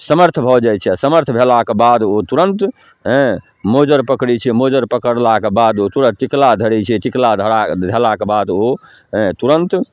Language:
Maithili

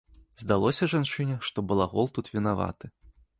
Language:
Belarusian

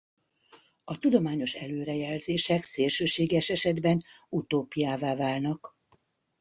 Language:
Hungarian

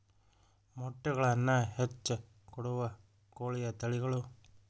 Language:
Kannada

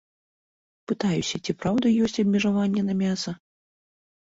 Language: Belarusian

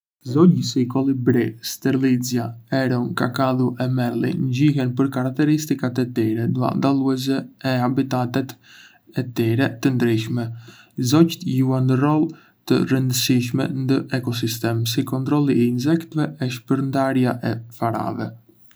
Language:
Arbëreshë Albanian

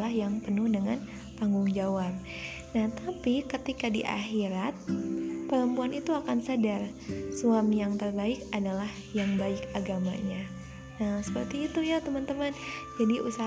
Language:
Indonesian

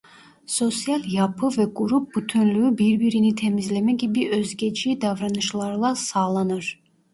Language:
Turkish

